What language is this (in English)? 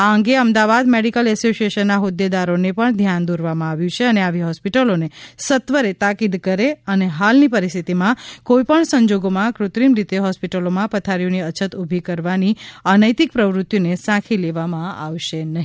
Gujarati